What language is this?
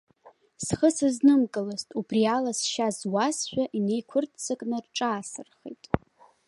Abkhazian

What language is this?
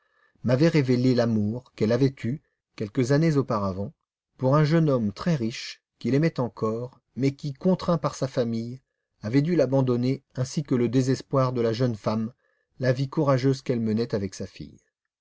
French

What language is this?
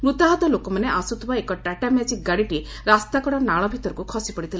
Odia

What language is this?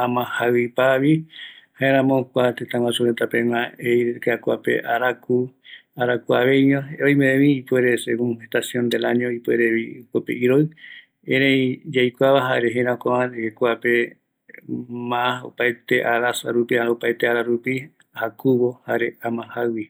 Eastern Bolivian Guaraní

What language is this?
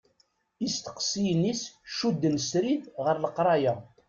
Kabyle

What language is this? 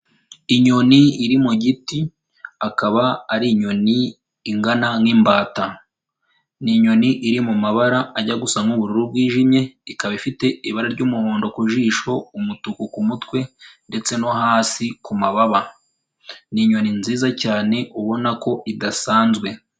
Kinyarwanda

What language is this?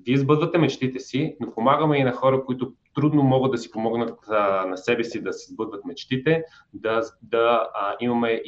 Bulgarian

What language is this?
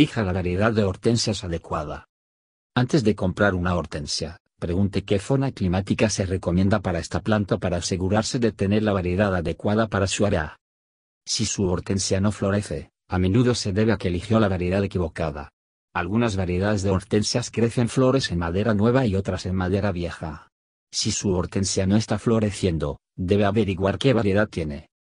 Spanish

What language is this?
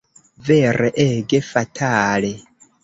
Esperanto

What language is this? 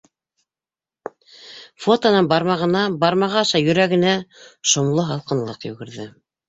Bashkir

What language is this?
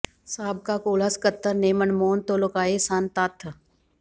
Punjabi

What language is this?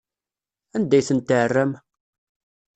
Kabyle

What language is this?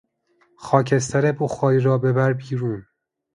Persian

